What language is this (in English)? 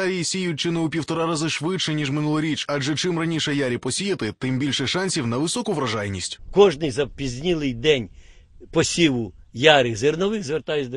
Ukrainian